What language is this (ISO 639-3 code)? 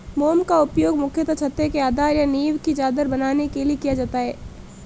hin